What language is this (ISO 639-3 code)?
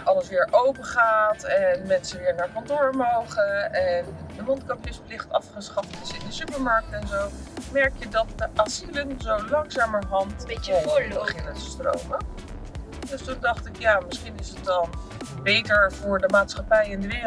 nld